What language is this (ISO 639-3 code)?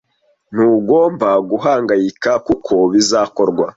kin